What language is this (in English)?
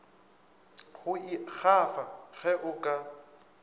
Northern Sotho